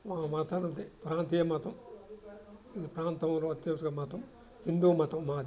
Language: Telugu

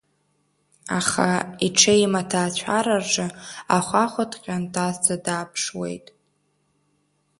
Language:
Abkhazian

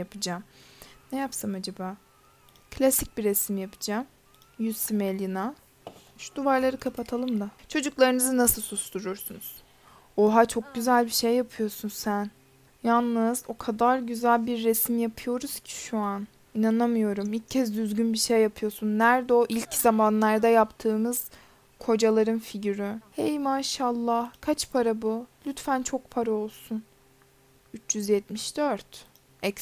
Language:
Turkish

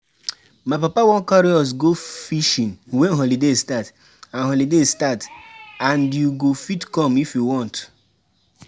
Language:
Nigerian Pidgin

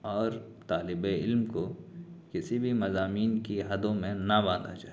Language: Urdu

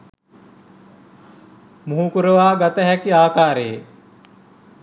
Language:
Sinhala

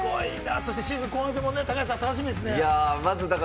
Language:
Japanese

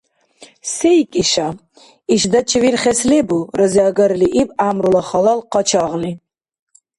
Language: Dargwa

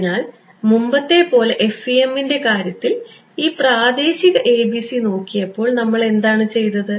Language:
Malayalam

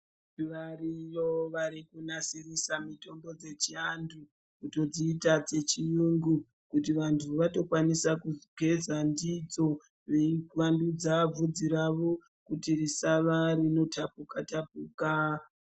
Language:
Ndau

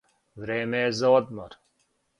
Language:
Serbian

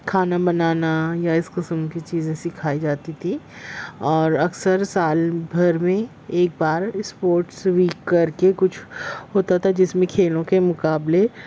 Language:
Urdu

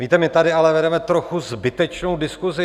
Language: Czech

